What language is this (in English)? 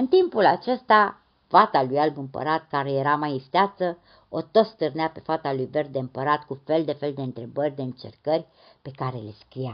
Romanian